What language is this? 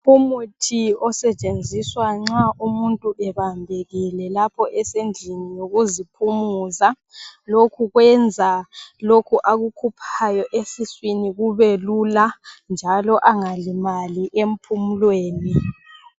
North Ndebele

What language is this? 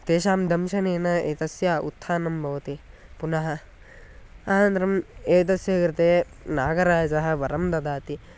Sanskrit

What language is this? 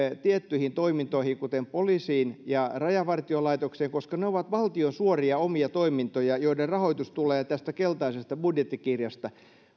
Finnish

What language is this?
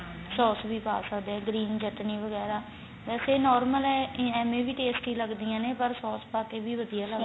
Punjabi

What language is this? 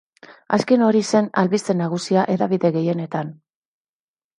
Basque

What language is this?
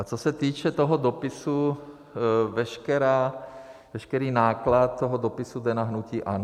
Czech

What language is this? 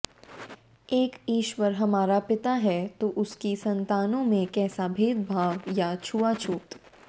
Hindi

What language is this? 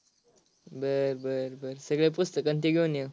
Marathi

